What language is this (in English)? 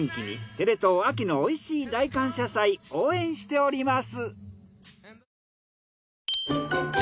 Japanese